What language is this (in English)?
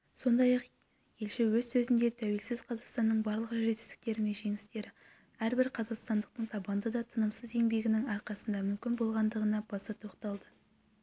Kazakh